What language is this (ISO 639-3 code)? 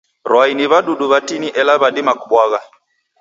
dav